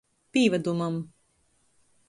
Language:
Latgalian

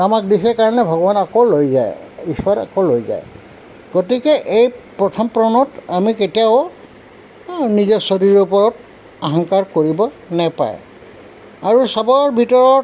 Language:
Assamese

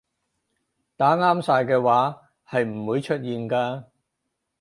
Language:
Cantonese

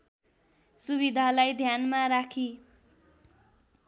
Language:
Nepali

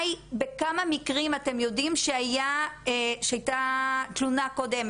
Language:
Hebrew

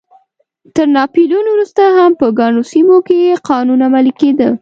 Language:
Pashto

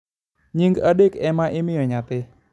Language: Luo (Kenya and Tanzania)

